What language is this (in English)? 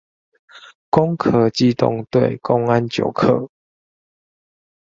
Chinese